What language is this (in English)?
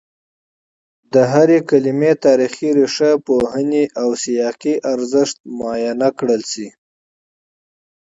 Pashto